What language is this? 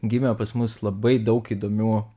Lithuanian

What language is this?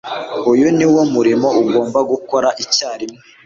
Kinyarwanda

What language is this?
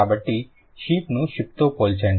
Telugu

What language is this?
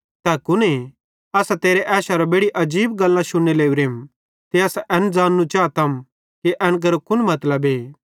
Bhadrawahi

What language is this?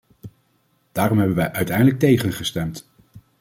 Dutch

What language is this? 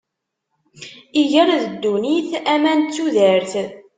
Kabyle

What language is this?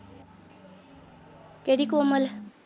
Punjabi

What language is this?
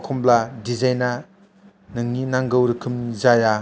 Bodo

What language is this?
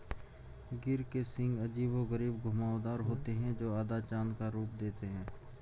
Hindi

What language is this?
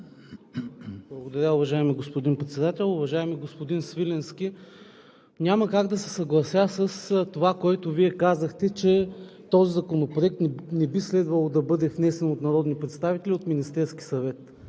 Bulgarian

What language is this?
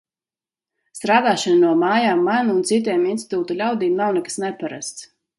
Latvian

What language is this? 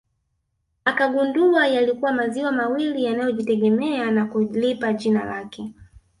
Swahili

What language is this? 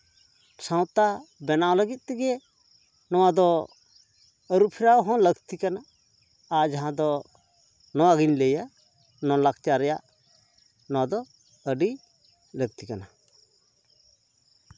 Santali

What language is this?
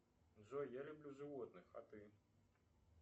Russian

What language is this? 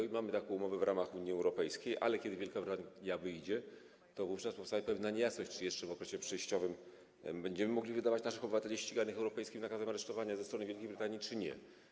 Polish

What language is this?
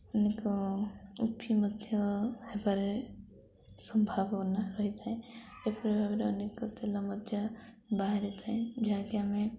Odia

